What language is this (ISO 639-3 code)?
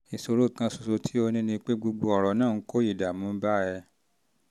yor